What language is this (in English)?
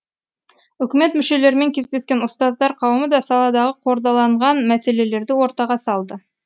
Kazakh